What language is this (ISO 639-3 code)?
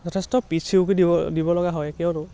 asm